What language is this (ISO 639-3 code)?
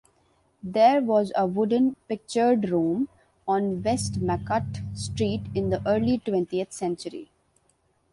eng